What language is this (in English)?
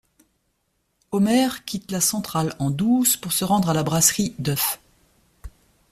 French